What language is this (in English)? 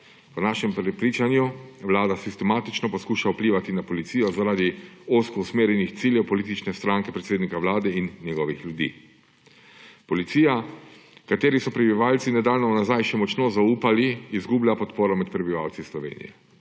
Slovenian